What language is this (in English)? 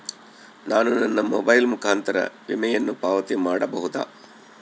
Kannada